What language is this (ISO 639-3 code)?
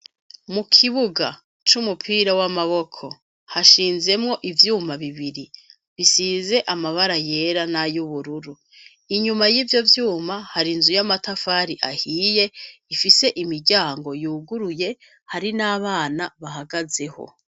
run